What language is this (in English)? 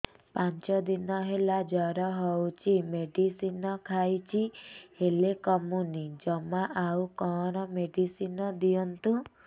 Odia